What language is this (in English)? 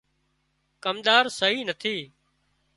Wadiyara Koli